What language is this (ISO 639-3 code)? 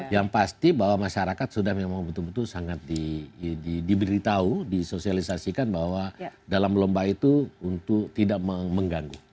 ind